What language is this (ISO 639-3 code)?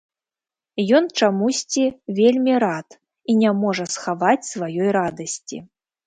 bel